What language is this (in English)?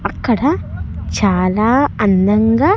Telugu